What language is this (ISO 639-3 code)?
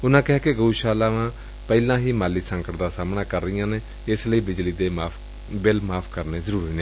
pan